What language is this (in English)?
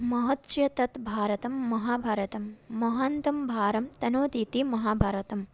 Sanskrit